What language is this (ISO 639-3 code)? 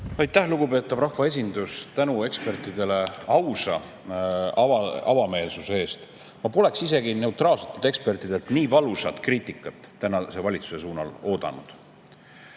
est